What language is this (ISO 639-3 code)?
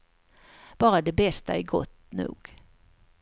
swe